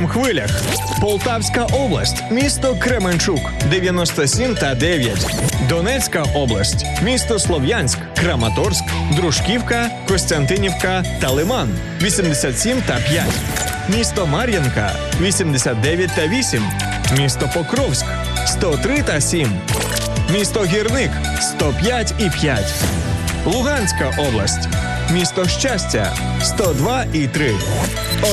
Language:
Ukrainian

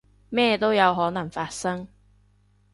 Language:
Cantonese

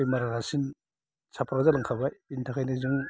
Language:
Bodo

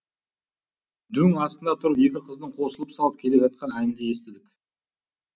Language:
Kazakh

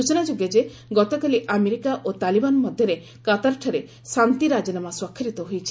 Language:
Odia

